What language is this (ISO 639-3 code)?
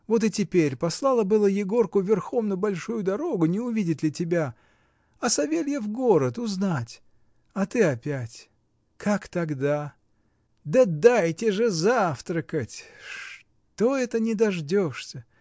rus